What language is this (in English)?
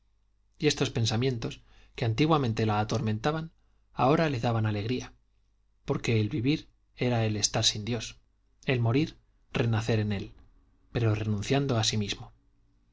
Spanish